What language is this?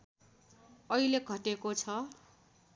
Nepali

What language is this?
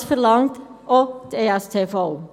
Swiss German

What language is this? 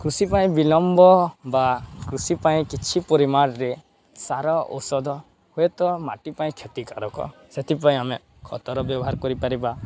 Odia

